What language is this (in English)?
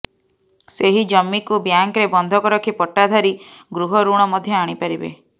Odia